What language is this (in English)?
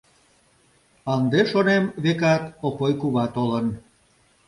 Mari